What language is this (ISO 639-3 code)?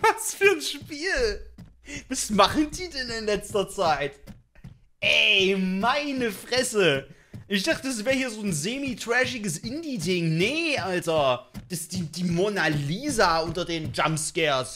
deu